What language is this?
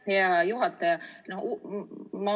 Estonian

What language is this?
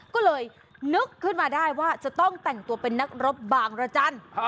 Thai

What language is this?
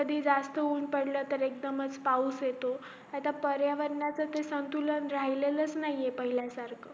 Marathi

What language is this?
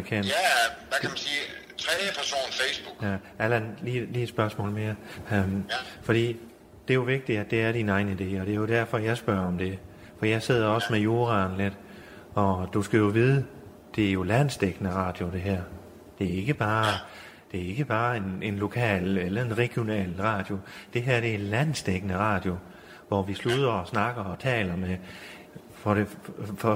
Danish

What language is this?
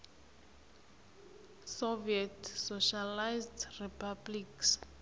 South Ndebele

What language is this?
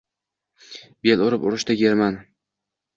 Uzbek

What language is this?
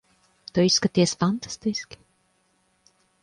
Latvian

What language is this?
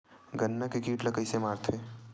Chhattisgarhi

